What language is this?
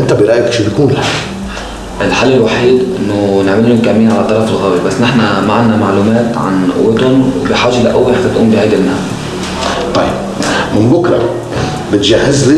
Arabic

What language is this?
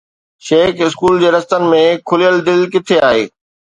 Sindhi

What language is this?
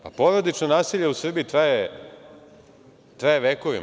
Serbian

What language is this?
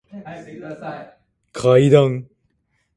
Japanese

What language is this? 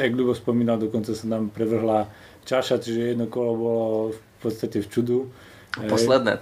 Slovak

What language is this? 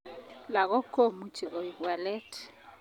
Kalenjin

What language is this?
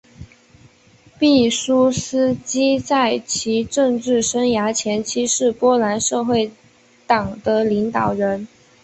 Chinese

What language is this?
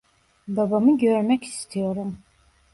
Turkish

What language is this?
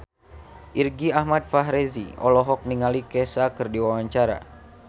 Sundanese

